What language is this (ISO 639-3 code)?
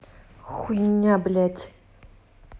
rus